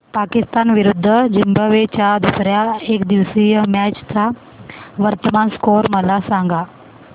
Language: Marathi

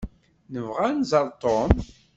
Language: Kabyle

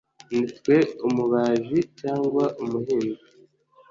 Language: Kinyarwanda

